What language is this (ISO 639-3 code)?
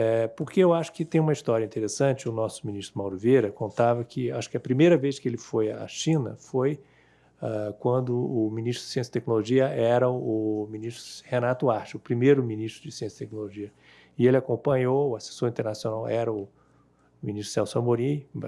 por